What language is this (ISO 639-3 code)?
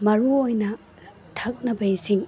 mni